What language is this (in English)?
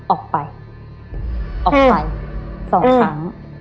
Thai